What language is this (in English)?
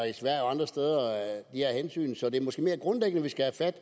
Danish